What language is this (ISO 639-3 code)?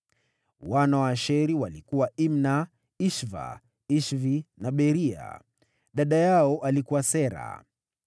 swa